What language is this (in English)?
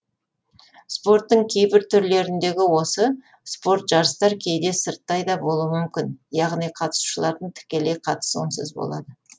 Kazakh